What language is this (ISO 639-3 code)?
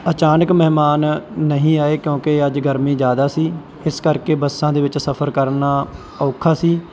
pan